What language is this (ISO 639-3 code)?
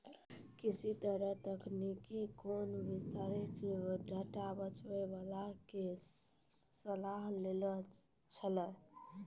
mai